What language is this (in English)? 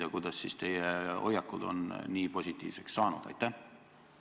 Estonian